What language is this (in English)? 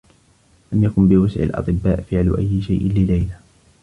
Arabic